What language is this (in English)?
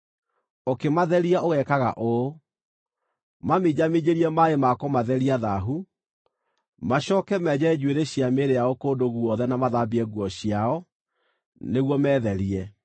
Kikuyu